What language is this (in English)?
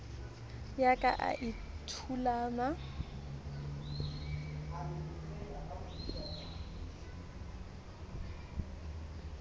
Southern Sotho